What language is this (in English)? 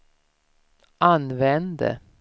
Swedish